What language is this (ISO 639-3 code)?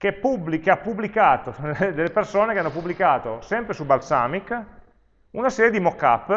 ita